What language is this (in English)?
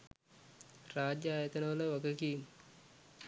Sinhala